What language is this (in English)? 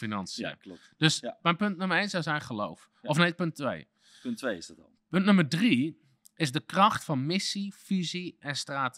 Dutch